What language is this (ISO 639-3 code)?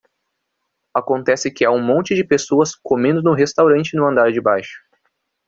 por